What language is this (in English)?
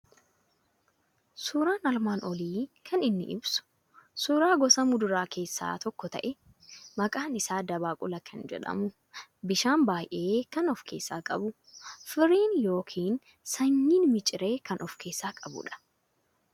Oromo